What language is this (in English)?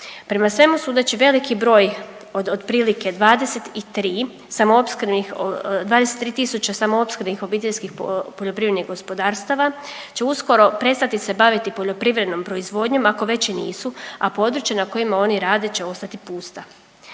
Croatian